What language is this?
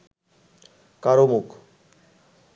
Bangla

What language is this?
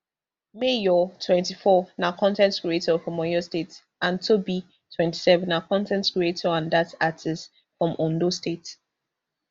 Nigerian Pidgin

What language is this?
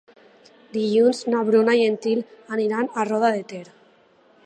Catalan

